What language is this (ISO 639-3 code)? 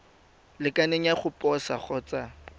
tsn